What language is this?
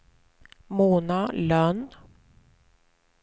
Swedish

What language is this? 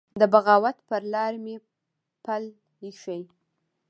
Pashto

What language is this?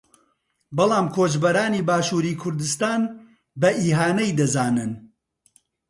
Central Kurdish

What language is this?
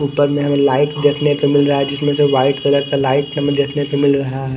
Hindi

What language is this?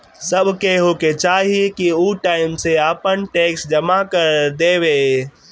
Bhojpuri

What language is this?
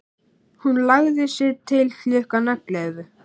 Icelandic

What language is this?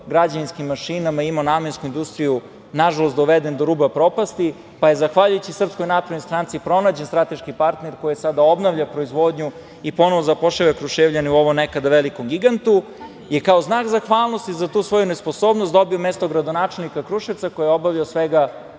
Serbian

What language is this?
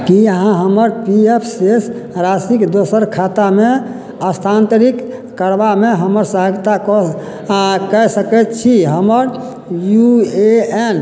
Maithili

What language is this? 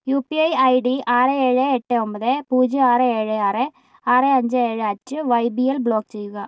Malayalam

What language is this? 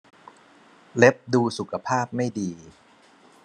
Thai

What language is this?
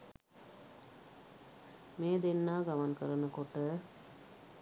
Sinhala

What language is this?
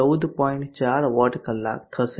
Gujarati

